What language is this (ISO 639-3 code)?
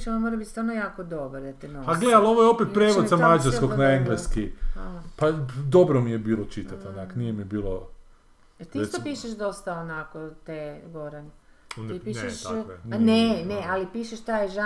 hrv